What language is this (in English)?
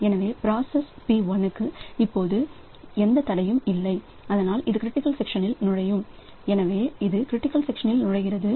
Tamil